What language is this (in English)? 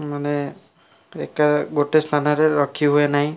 Odia